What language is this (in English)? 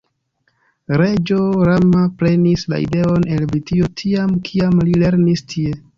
Esperanto